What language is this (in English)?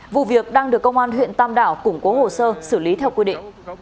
Vietnamese